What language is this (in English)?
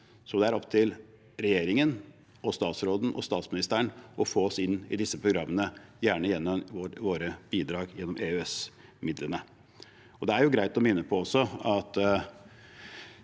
Norwegian